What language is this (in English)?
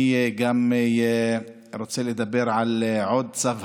Hebrew